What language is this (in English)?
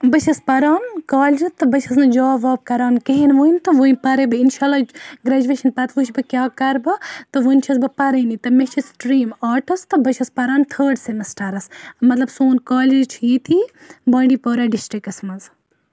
Kashmiri